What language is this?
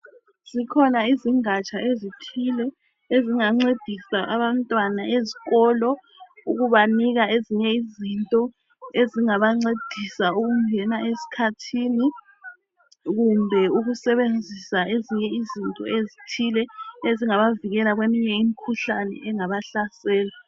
North Ndebele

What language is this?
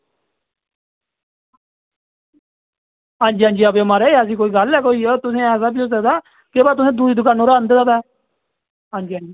Dogri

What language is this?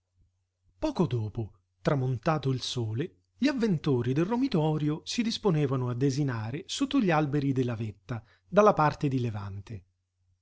Italian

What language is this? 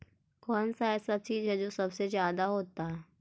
Magahi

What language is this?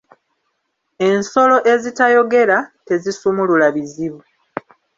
Ganda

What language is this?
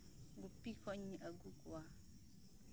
Santali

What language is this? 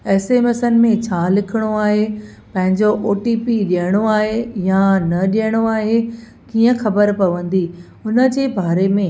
Sindhi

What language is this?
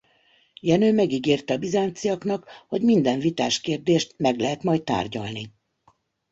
Hungarian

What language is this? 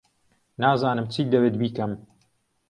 Central Kurdish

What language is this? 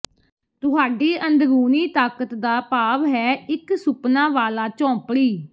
Punjabi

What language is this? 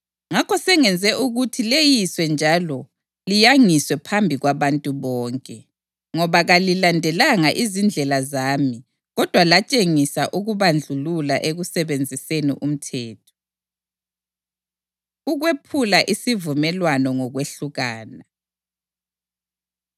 North Ndebele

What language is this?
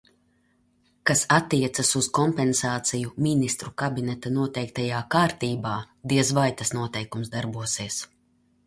Latvian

